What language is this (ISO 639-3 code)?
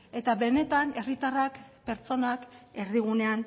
eus